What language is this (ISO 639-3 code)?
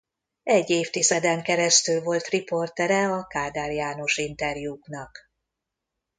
hun